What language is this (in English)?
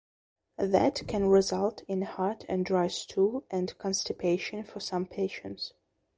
English